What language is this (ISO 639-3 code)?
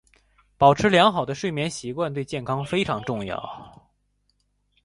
zho